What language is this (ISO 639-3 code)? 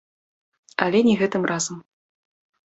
bel